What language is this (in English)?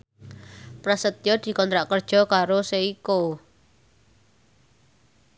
Javanese